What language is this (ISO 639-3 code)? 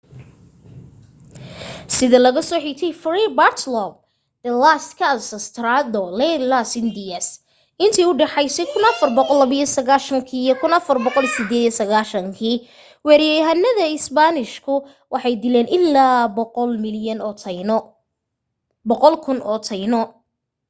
som